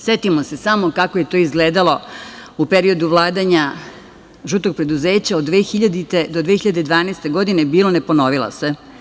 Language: Serbian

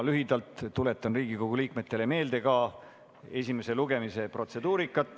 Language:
Estonian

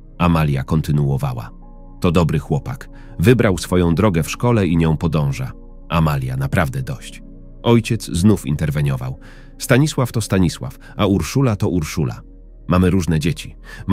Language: Polish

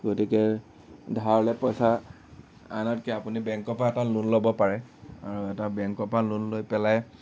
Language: Assamese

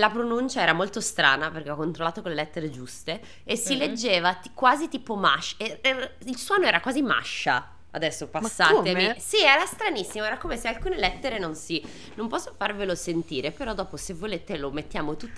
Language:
Italian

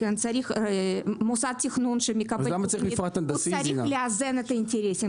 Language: Hebrew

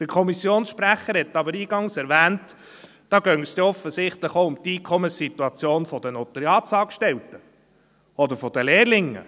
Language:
Swiss German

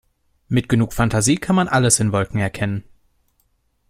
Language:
German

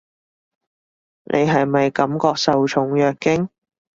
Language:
Cantonese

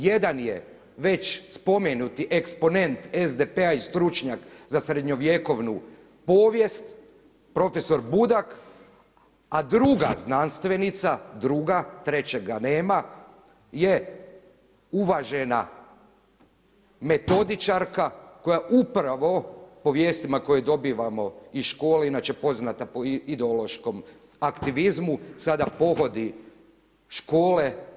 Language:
Croatian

